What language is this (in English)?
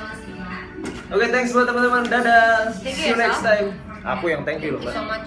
Indonesian